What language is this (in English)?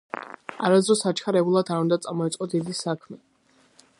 Georgian